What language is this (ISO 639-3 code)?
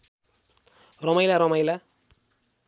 nep